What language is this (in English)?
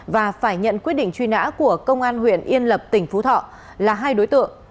Vietnamese